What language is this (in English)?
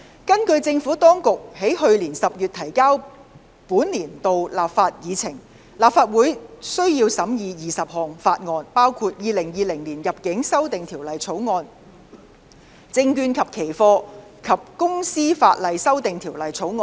Cantonese